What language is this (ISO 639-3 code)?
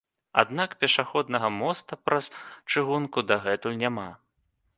bel